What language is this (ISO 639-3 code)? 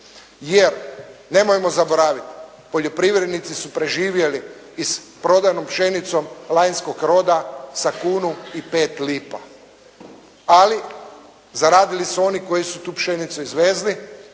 hrv